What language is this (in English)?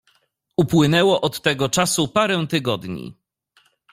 Polish